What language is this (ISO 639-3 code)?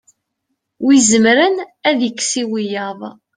kab